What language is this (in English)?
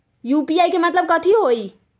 Magahi